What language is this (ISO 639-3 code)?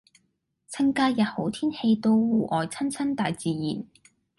yue